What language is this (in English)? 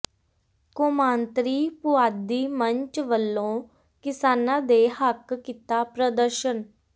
Punjabi